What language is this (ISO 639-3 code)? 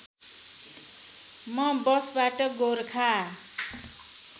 nep